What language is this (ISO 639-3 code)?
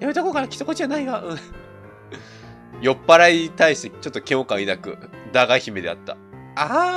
jpn